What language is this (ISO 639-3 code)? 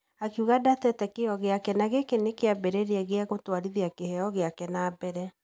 kik